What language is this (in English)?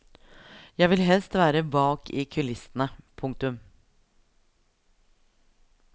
Norwegian